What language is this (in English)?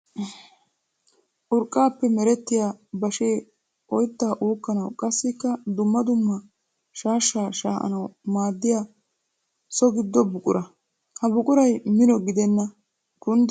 Wolaytta